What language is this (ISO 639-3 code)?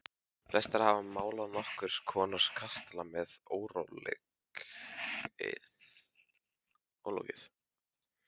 isl